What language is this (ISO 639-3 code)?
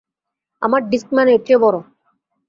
ben